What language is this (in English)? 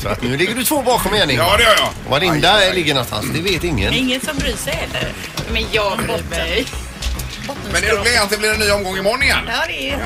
Swedish